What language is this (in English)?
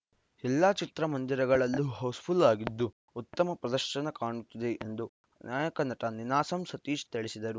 Kannada